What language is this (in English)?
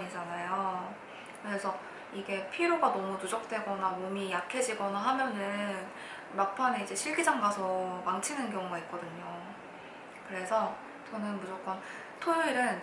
Korean